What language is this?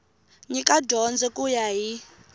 Tsonga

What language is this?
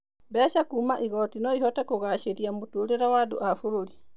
Kikuyu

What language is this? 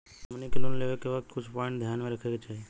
Bhojpuri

